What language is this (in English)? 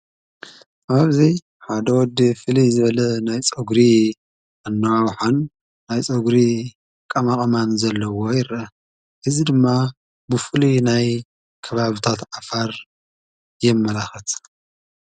Tigrinya